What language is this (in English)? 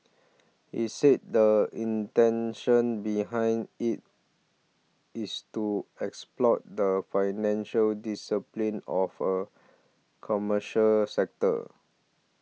English